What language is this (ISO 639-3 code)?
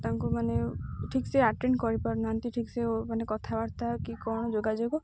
ori